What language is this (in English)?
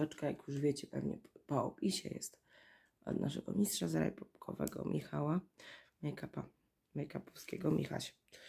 Polish